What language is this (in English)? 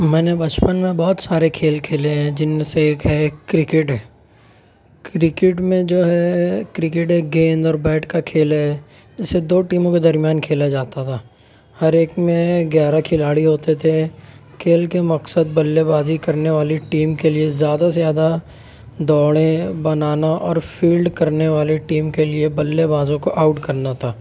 Urdu